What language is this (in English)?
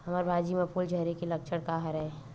Chhattisgarhi